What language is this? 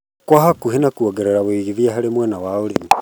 Kikuyu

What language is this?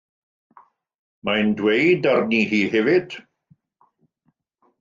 Welsh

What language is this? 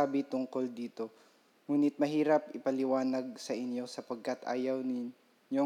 Filipino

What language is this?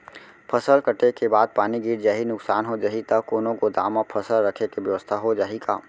Chhattisgarhi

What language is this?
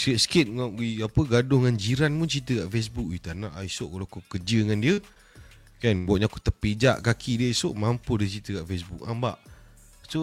Malay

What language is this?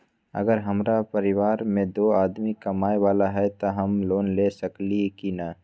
Magahi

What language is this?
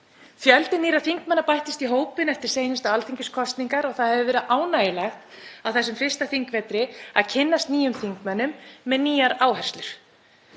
Icelandic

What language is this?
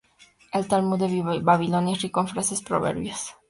Spanish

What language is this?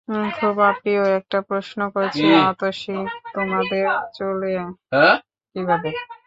Bangla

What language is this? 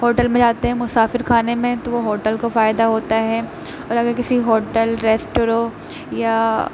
Urdu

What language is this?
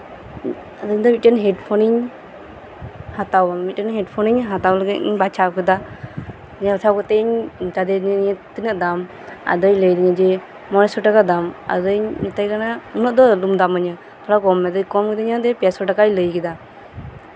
Santali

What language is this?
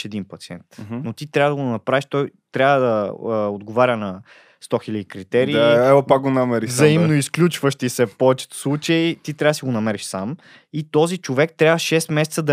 Bulgarian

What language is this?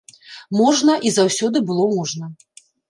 Belarusian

